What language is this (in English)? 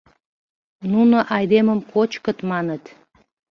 Mari